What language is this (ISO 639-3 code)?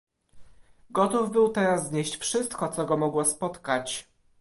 pol